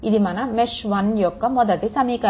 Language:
Telugu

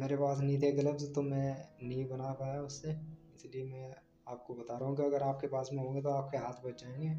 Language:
Hindi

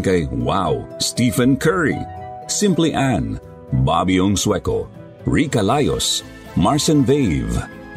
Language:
Filipino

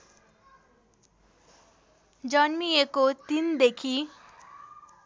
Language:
Nepali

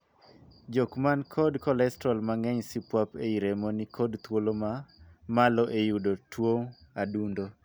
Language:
Luo (Kenya and Tanzania)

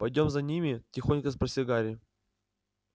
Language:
Russian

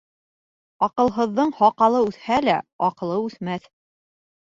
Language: Bashkir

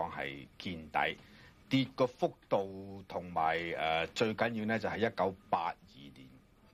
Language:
Chinese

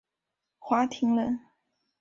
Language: Chinese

